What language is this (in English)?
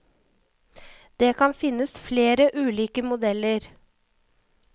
Norwegian